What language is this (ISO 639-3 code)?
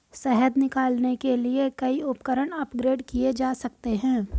hin